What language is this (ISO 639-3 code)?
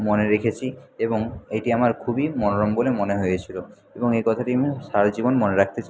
ben